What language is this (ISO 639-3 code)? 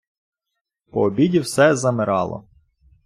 ukr